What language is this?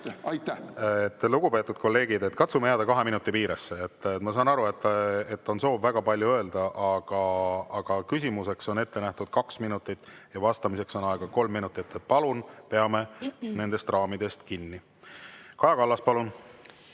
Estonian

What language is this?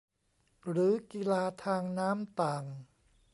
Thai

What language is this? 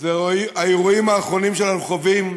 Hebrew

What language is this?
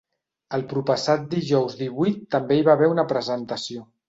Catalan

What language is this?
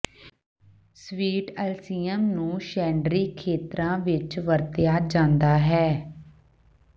Punjabi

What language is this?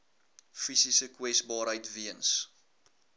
Afrikaans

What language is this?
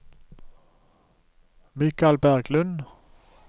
Norwegian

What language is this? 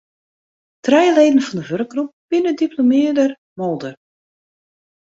Western Frisian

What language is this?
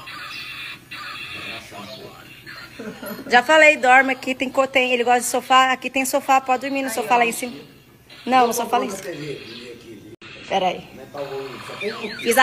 Portuguese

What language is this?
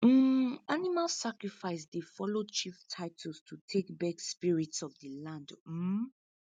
Nigerian Pidgin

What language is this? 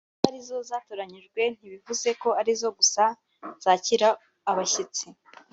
Kinyarwanda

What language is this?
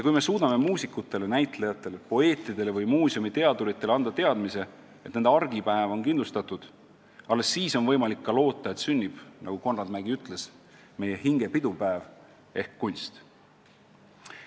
Estonian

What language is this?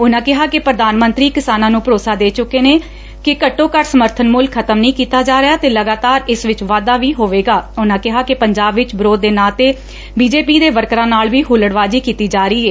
Punjabi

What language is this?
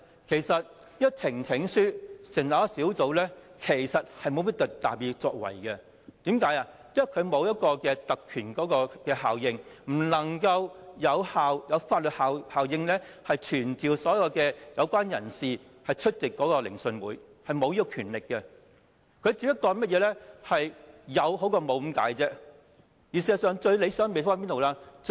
Cantonese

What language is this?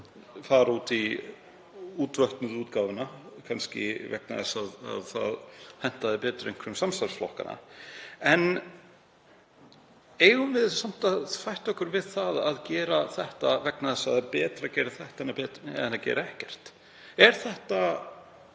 Icelandic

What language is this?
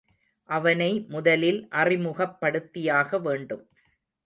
Tamil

